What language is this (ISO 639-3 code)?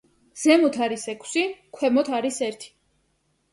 kat